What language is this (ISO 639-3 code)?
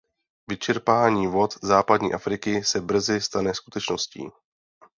ces